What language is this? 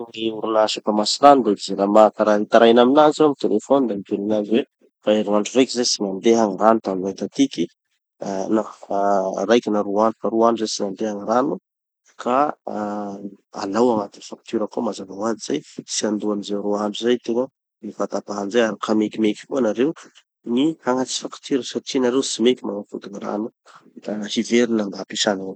Tanosy Malagasy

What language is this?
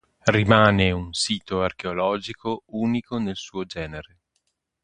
Italian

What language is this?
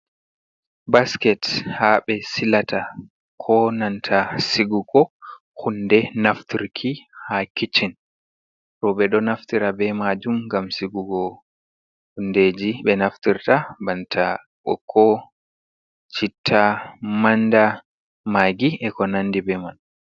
Fula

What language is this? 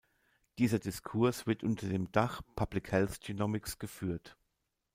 German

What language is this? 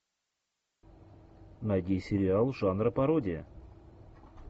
Russian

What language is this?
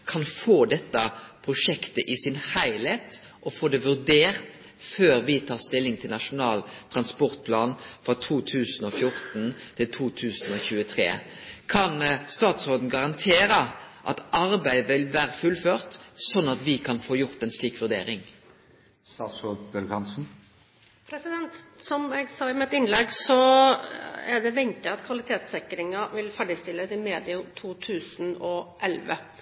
Norwegian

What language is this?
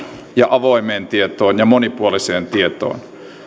Finnish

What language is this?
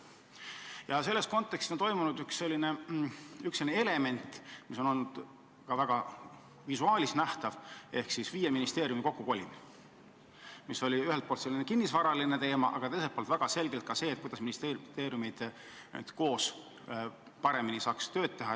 Estonian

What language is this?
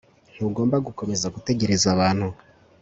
Kinyarwanda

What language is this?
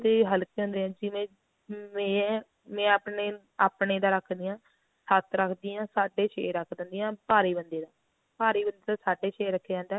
Punjabi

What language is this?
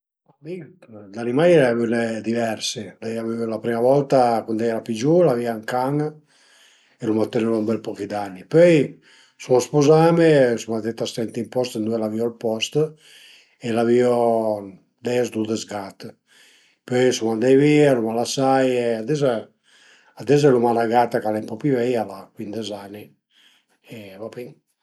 Piedmontese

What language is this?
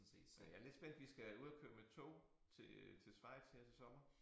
Danish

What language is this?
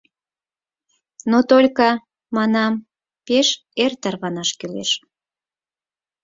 Mari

